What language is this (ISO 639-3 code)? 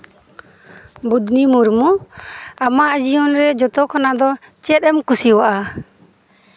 sat